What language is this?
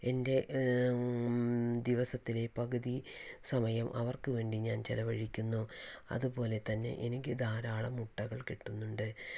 Malayalam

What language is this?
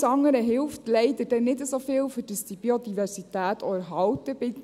Swiss German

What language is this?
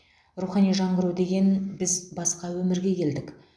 Kazakh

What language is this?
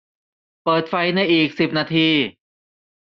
Thai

